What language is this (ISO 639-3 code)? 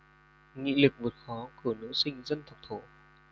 vie